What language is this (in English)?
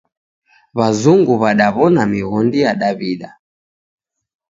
Taita